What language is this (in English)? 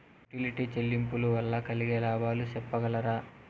Telugu